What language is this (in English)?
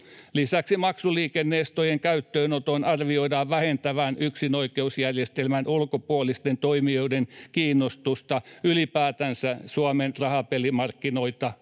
Finnish